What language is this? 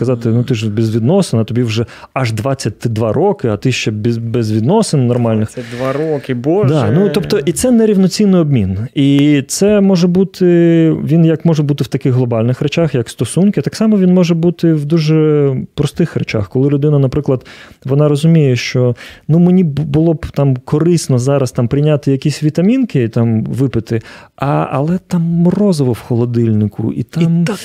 Ukrainian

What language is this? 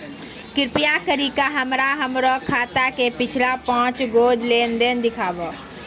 Maithili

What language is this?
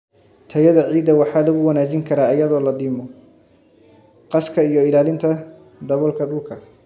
Somali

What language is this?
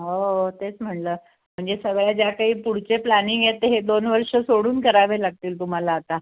Marathi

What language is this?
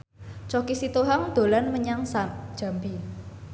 Javanese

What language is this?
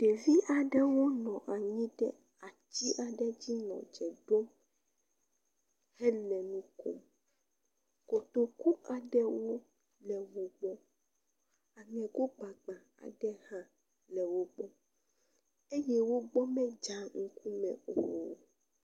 Ewe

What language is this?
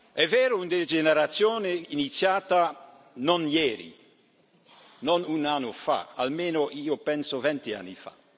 Italian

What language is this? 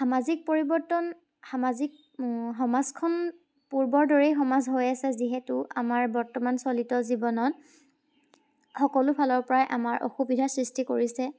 Assamese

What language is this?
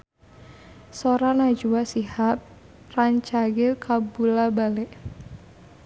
Sundanese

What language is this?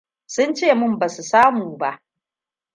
Hausa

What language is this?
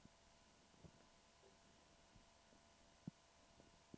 Swedish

